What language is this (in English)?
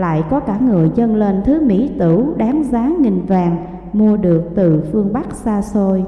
Vietnamese